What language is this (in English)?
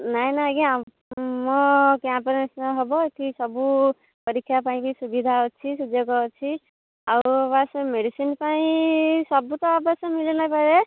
Odia